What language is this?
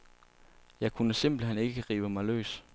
Danish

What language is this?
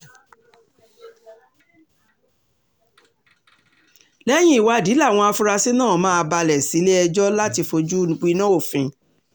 Yoruba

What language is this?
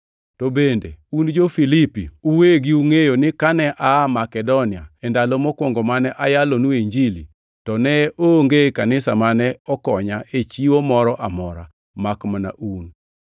Luo (Kenya and Tanzania)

